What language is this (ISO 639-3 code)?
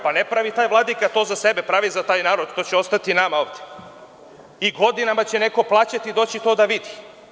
srp